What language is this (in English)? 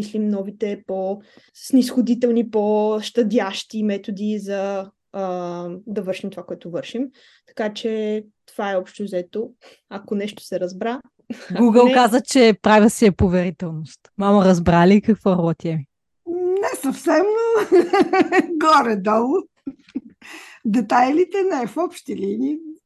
Bulgarian